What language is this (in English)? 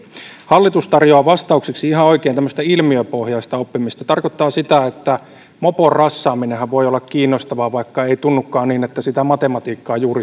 Finnish